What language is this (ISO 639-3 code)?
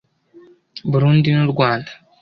kin